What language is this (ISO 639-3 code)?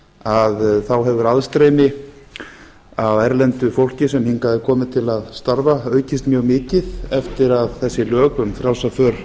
isl